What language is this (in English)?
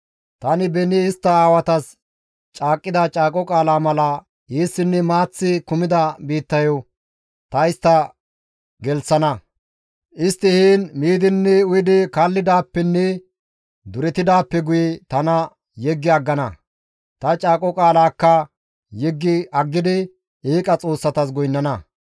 Gamo